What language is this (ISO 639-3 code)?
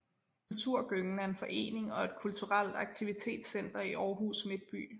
dan